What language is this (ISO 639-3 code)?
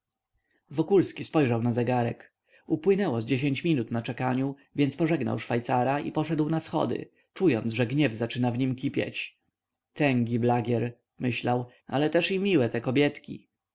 pol